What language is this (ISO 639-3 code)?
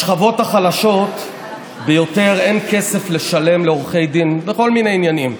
heb